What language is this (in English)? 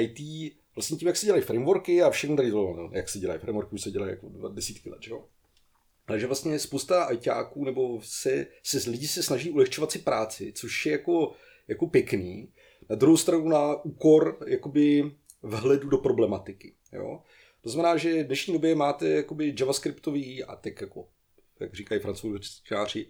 Czech